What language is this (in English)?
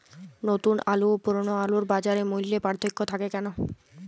Bangla